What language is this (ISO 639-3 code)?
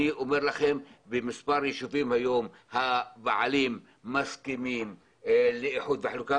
heb